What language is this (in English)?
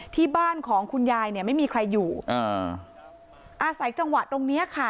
Thai